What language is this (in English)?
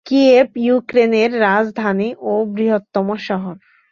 Bangla